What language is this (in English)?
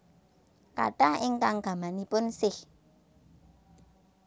Javanese